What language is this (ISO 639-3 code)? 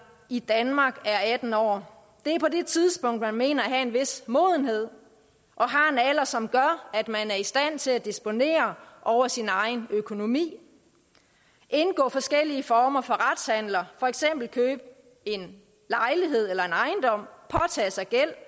dan